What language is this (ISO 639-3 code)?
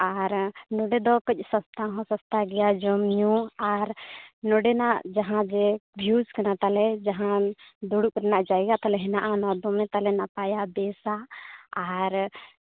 sat